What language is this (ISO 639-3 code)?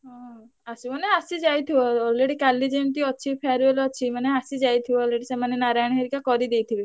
ori